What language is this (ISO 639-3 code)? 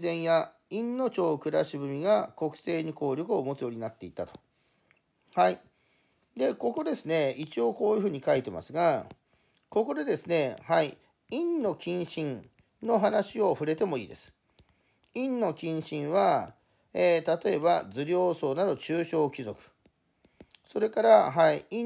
jpn